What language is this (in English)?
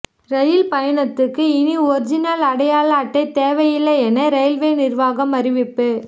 Tamil